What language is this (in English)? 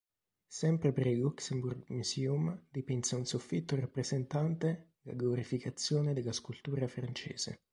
Italian